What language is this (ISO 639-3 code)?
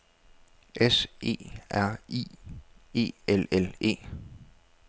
dan